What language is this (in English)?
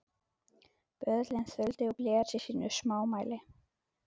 Icelandic